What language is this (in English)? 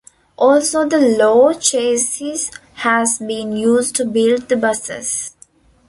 English